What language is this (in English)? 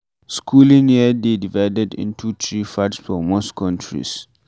Nigerian Pidgin